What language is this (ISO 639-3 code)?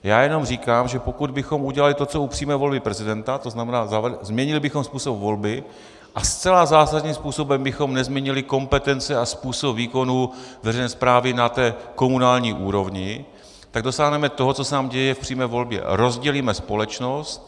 ces